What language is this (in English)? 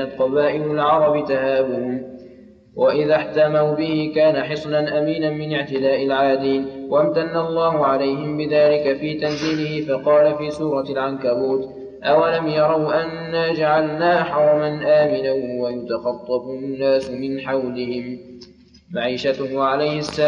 Arabic